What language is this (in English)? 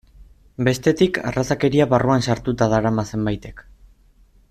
Basque